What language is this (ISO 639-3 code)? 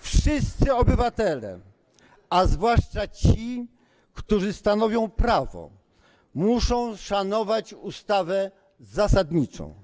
pol